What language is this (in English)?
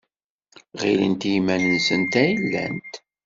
Kabyle